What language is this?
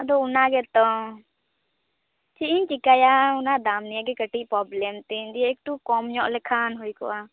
Santali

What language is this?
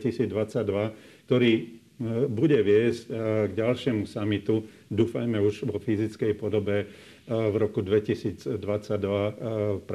Slovak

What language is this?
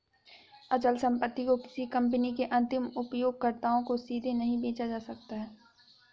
Hindi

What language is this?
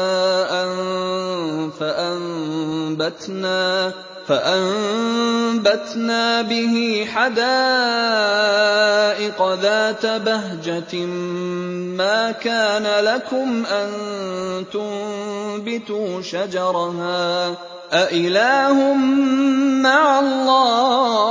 Arabic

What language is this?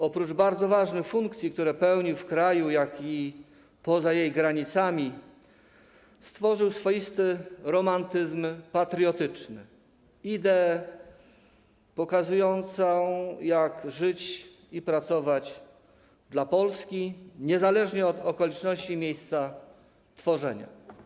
Polish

